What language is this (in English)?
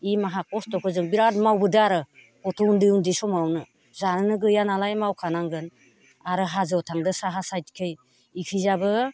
Bodo